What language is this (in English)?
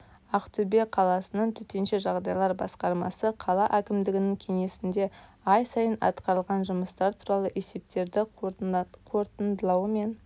Kazakh